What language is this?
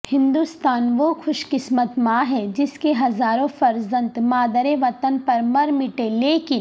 Urdu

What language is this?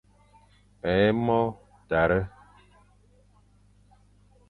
Fang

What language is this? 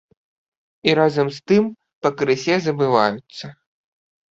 Belarusian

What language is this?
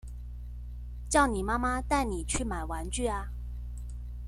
Chinese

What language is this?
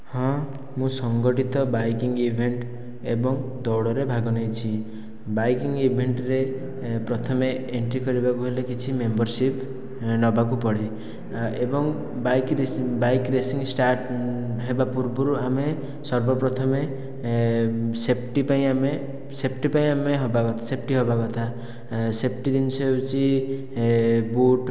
Odia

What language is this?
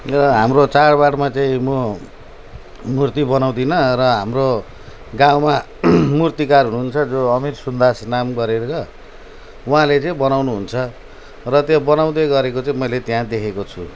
Nepali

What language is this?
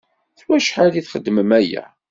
Kabyle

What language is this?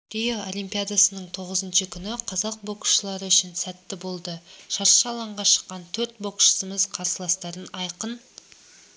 Kazakh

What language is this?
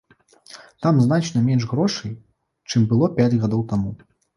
Belarusian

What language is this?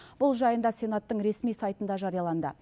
Kazakh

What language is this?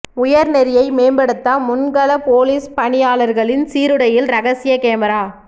Tamil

